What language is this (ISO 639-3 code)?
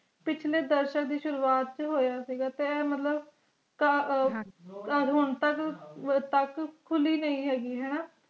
pan